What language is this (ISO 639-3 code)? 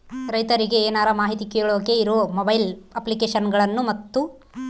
kan